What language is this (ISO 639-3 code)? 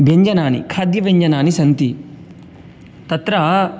san